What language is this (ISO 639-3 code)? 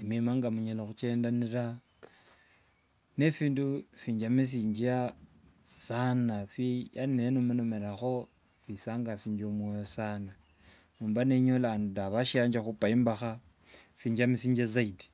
lwg